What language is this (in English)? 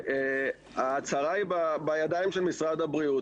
Hebrew